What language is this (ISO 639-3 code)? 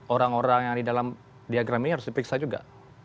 ind